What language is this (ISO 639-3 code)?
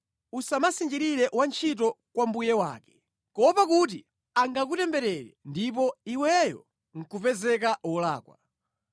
nya